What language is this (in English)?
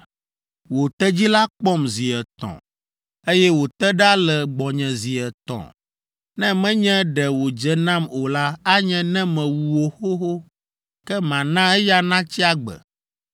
Ewe